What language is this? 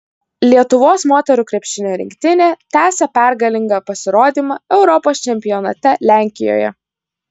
Lithuanian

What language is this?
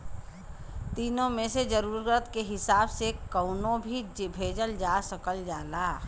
Bhojpuri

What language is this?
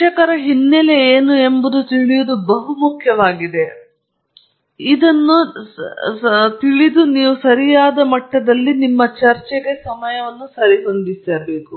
Kannada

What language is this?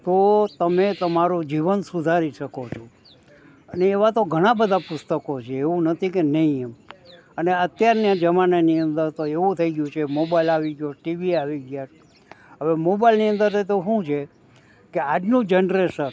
Gujarati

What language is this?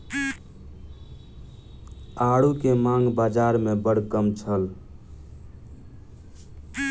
Maithili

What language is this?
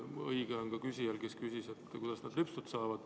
Estonian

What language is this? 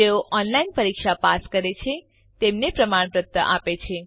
Gujarati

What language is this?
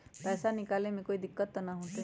Magahi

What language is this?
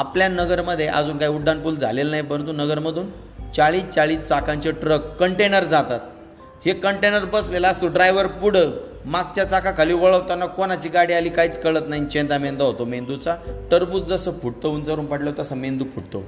Marathi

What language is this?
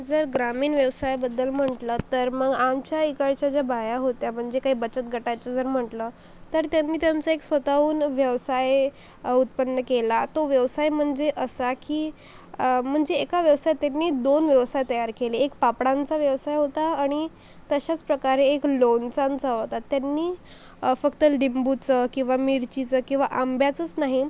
Marathi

